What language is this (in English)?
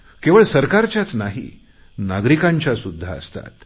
Marathi